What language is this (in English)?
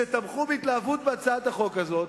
Hebrew